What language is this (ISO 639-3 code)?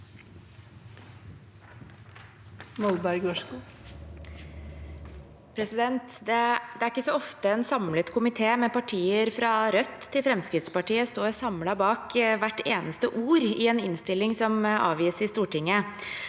nor